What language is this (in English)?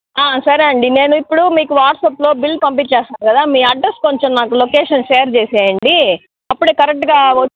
Telugu